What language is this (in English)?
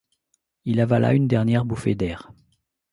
French